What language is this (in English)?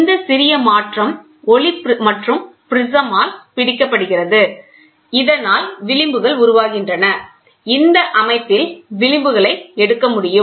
Tamil